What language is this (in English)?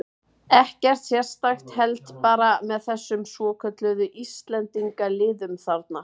Icelandic